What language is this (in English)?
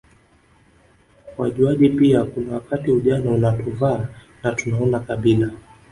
Swahili